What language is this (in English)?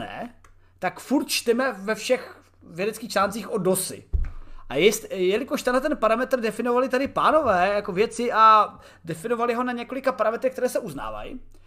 Czech